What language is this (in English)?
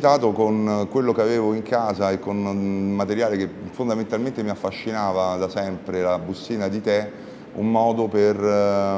Italian